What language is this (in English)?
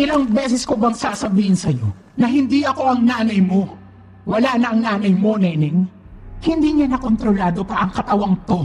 Filipino